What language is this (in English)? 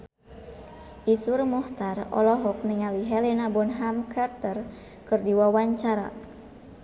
Sundanese